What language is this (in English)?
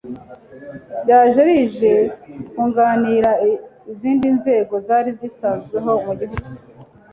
Kinyarwanda